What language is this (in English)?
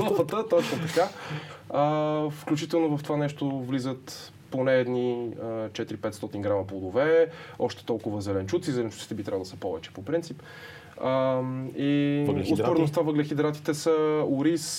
Bulgarian